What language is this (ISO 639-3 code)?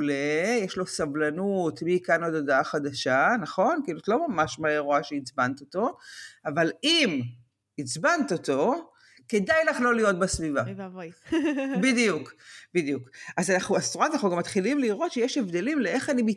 heb